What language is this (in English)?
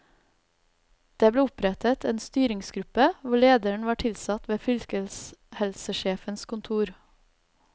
Norwegian